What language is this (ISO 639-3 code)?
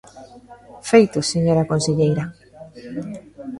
glg